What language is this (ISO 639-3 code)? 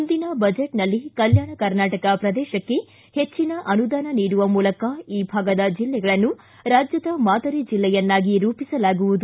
kan